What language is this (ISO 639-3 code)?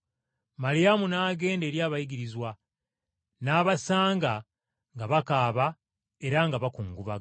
lug